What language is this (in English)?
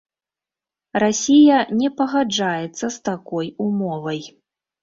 Belarusian